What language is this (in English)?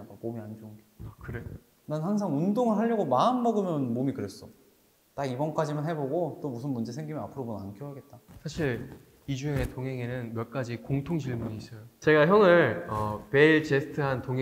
Korean